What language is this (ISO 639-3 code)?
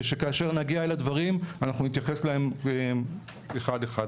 heb